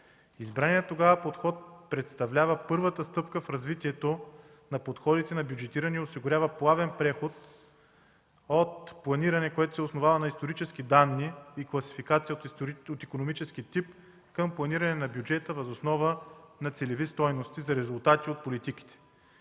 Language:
Bulgarian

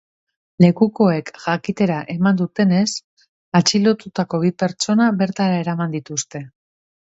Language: Basque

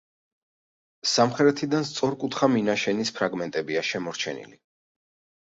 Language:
Georgian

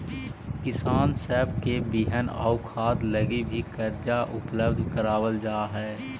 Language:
Magahi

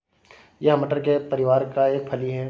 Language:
Hindi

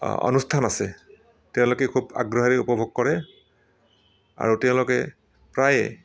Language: Assamese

